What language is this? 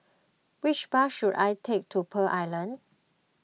English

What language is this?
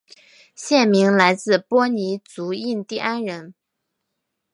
Chinese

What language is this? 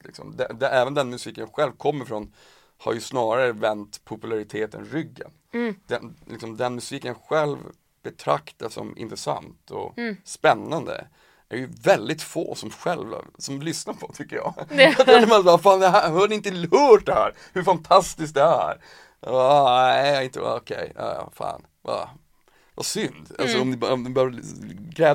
Swedish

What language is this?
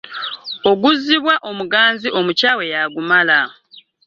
Ganda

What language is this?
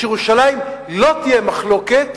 Hebrew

